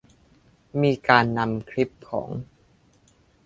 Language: Thai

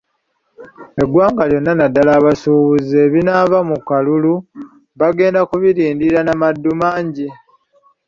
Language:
Ganda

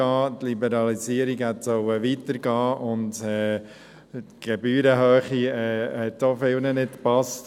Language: Swiss German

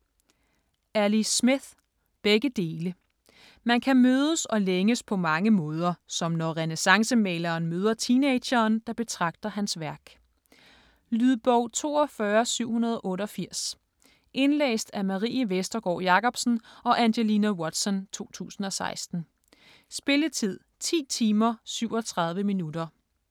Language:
Danish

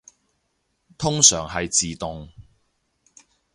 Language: Cantonese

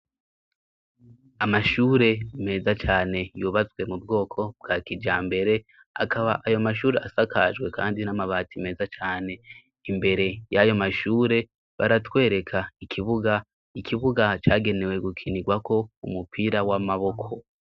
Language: Rundi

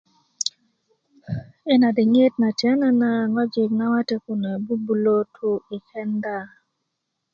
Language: Kuku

